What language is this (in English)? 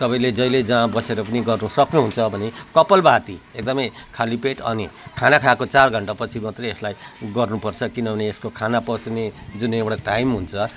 Nepali